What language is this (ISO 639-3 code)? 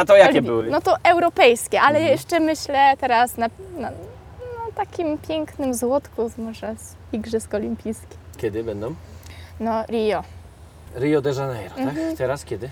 pol